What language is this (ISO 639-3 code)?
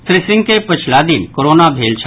mai